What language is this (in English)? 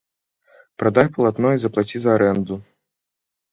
Belarusian